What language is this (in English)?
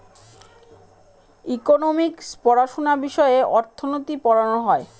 Bangla